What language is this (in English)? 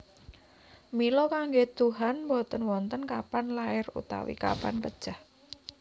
Javanese